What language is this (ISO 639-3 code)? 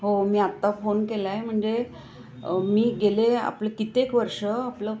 mar